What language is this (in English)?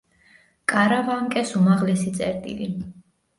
Georgian